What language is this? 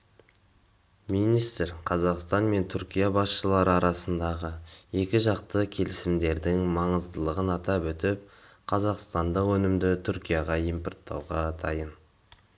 Kazakh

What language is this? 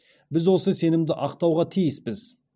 Kazakh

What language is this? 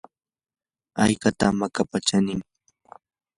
Yanahuanca Pasco Quechua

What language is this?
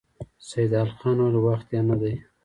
Pashto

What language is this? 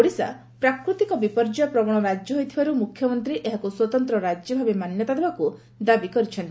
Odia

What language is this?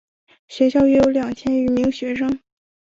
Chinese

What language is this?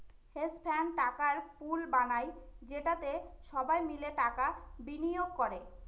Bangla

